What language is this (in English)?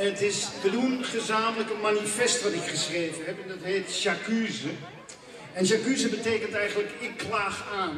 Dutch